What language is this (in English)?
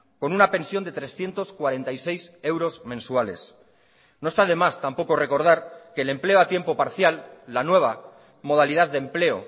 Spanish